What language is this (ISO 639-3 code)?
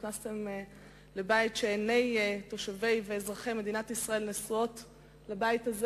heb